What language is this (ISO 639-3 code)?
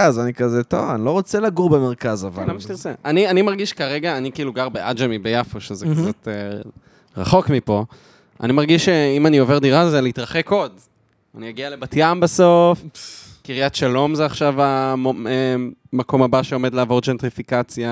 heb